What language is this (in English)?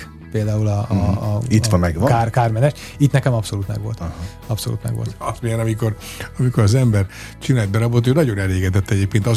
Hungarian